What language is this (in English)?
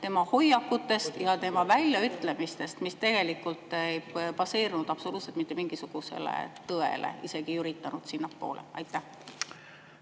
Estonian